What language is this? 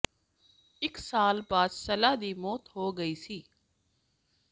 Punjabi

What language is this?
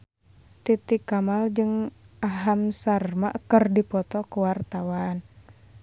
Sundanese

